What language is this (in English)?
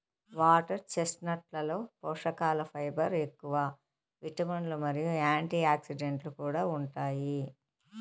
Telugu